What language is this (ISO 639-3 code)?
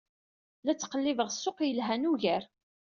kab